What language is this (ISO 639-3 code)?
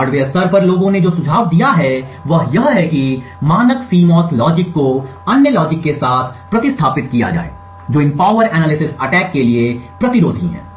hin